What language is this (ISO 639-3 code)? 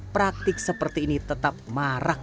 ind